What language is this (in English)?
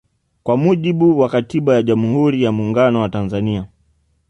Swahili